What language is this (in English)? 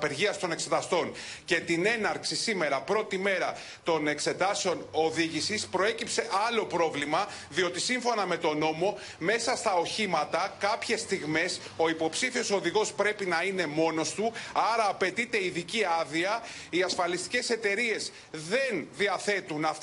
Greek